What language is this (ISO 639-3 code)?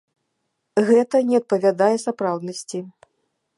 bel